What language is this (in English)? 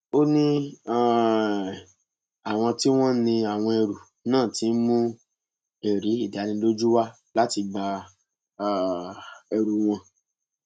Yoruba